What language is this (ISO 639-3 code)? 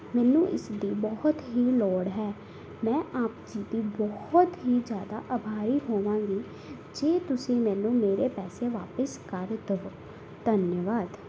pan